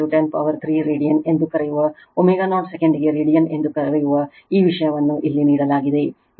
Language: Kannada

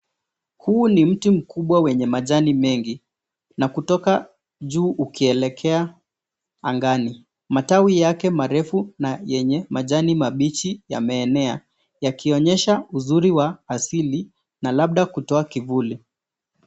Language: Swahili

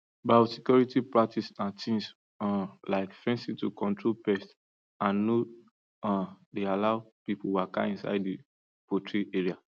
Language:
Nigerian Pidgin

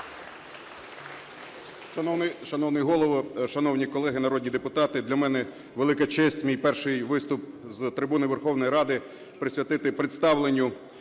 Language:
Ukrainian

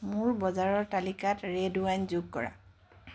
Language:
Assamese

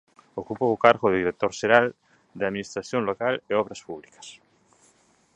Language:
Galician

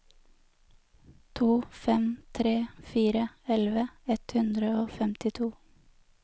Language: Norwegian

